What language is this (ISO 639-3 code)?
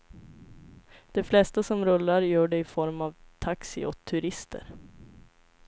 swe